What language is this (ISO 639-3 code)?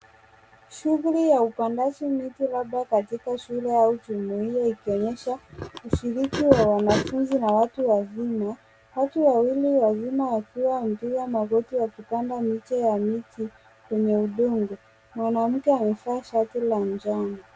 swa